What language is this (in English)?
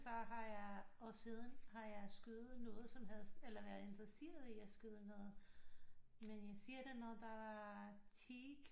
Danish